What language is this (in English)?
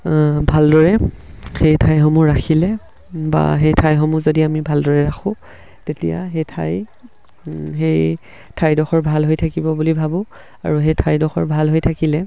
Assamese